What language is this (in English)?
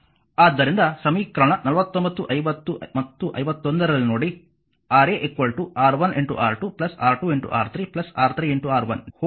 Kannada